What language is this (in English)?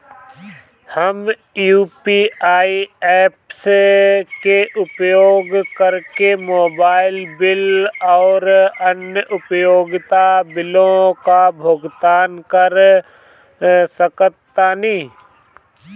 Bhojpuri